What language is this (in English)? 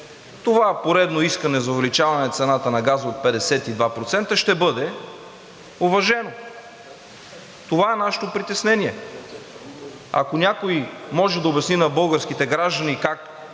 Bulgarian